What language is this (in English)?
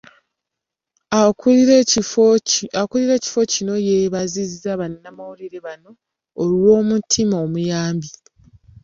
Ganda